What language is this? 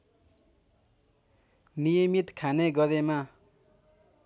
Nepali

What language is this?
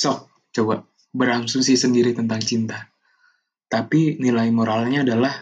Indonesian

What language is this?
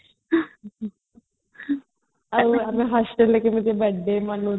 Odia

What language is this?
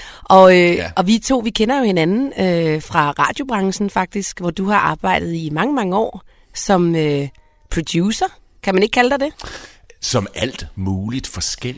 Danish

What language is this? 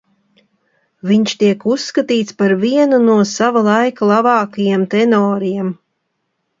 Latvian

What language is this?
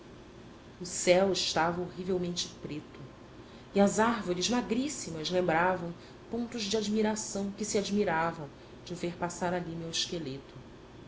Portuguese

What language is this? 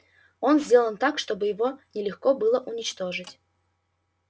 Russian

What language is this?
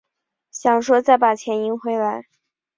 Chinese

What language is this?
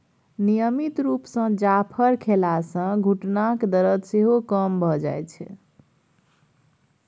Maithili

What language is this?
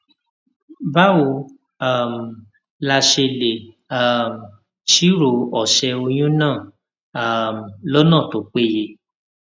Yoruba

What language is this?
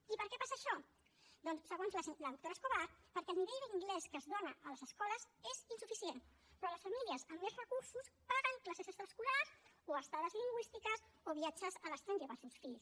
Catalan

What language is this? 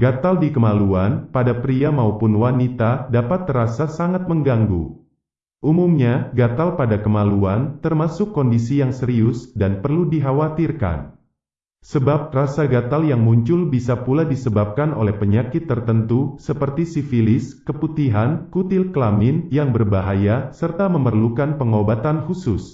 Indonesian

